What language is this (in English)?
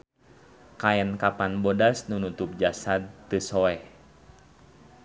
Sundanese